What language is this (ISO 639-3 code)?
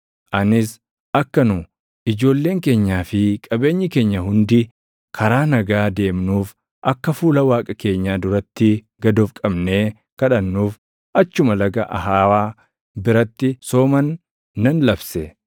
orm